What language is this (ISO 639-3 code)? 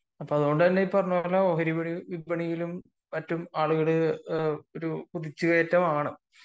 mal